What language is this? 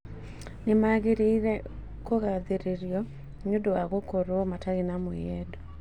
Kikuyu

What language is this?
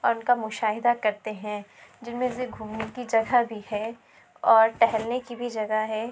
Urdu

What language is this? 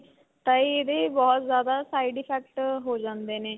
Punjabi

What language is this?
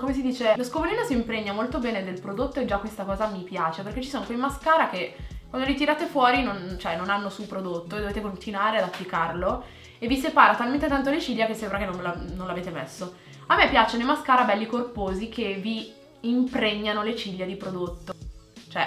Italian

